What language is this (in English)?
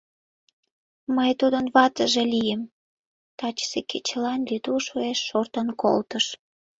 Mari